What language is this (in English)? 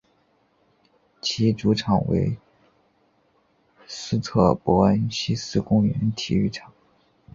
Chinese